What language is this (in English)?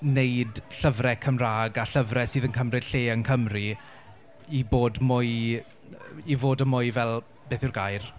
Welsh